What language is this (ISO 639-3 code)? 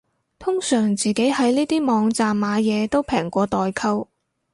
yue